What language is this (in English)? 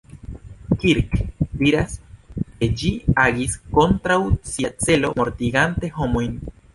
Esperanto